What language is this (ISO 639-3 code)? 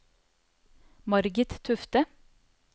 nor